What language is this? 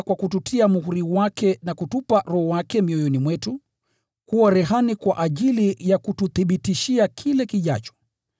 Swahili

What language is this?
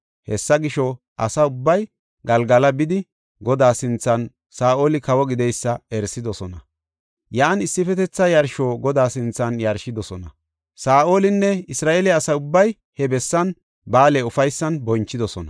Gofa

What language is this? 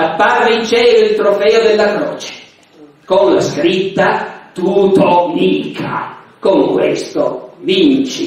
Italian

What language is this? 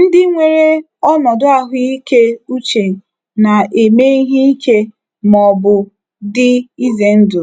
Igbo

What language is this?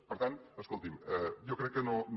Catalan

